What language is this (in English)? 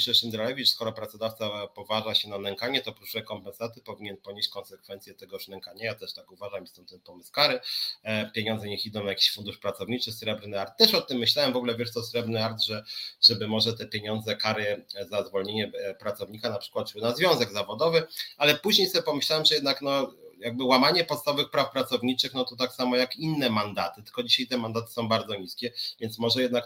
Polish